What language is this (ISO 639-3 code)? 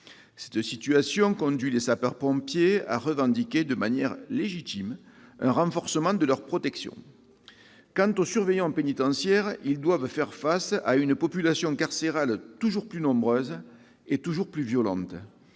fra